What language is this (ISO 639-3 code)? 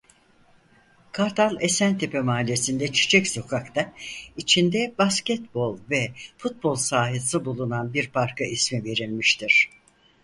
tur